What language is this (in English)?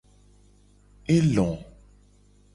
Gen